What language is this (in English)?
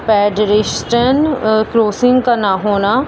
Urdu